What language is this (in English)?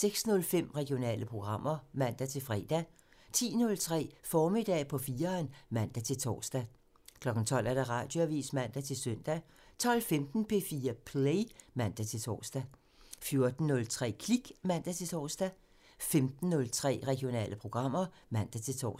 Danish